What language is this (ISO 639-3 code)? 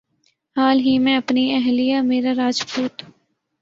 urd